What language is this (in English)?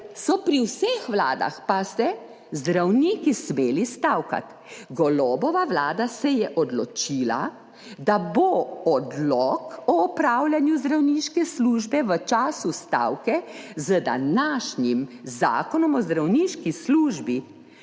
Slovenian